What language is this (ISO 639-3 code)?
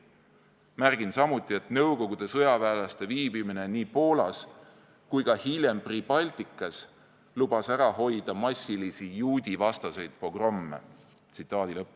est